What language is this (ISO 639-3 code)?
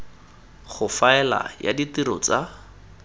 tsn